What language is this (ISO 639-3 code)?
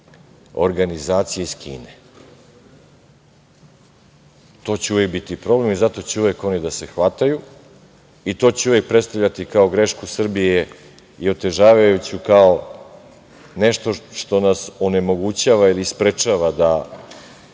srp